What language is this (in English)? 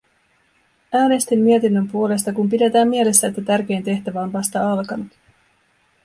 Finnish